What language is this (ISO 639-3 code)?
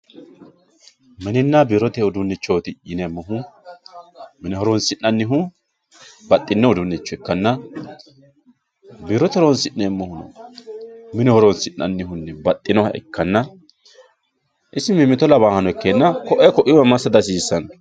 sid